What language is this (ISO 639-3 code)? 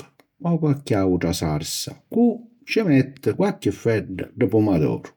scn